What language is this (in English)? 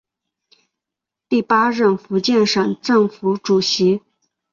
Chinese